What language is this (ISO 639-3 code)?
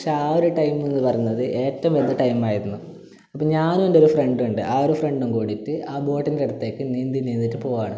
mal